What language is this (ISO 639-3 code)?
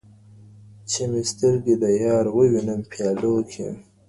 pus